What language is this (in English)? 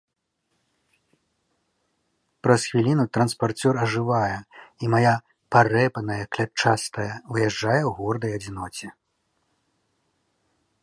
Belarusian